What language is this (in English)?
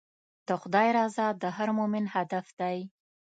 Pashto